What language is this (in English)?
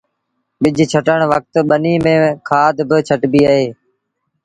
Sindhi Bhil